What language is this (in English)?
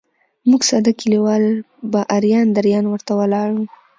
Pashto